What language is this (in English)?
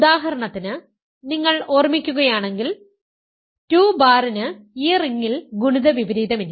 Malayalam